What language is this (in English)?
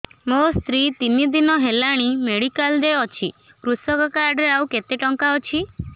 Odia